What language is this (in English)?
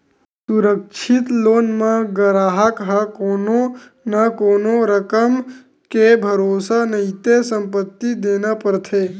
Chhattisgarhi